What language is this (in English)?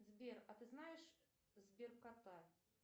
Russian